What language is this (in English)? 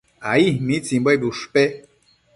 Matsés